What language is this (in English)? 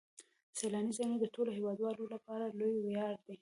Pashto